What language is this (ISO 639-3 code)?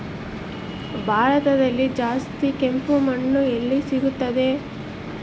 kan